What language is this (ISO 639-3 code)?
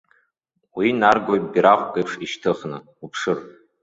abk